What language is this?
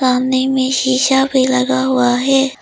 Hindi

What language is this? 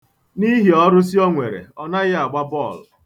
Igbo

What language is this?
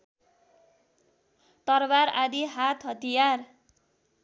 Nepali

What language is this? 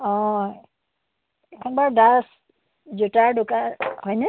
Assamese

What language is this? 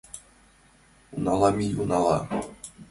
Mari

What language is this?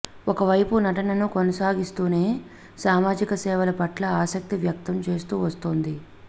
Telugu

